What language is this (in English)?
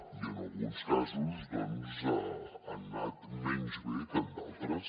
Catalan